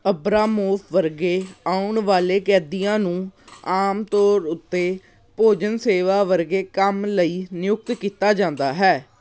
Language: Punjabi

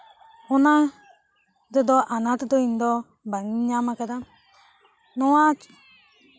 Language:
Santali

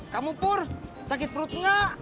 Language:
Indonesian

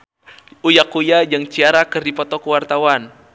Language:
Sundanese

